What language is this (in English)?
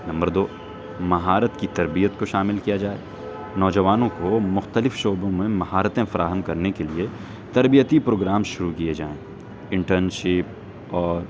Urdu